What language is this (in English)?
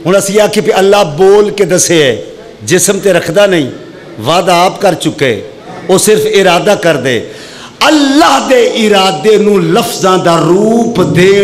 Arabic